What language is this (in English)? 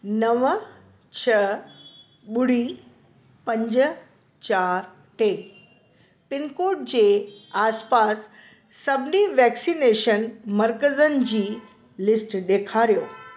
Sindhi